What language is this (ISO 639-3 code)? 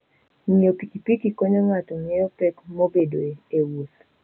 luo